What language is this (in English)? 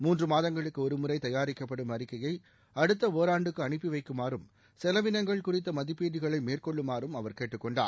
Tamil